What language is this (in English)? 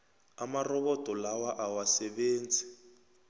South Ndebele